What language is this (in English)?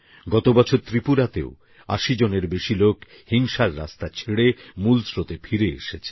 Bangla